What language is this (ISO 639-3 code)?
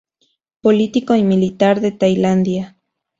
spa